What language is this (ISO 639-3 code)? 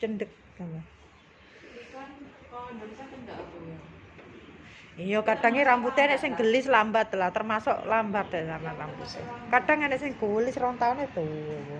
ind